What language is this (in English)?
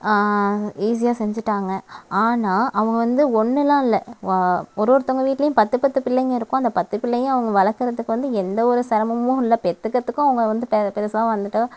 Tamil